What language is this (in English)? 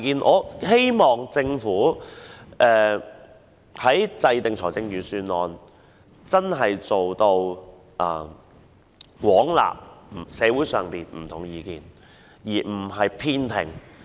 Cantonese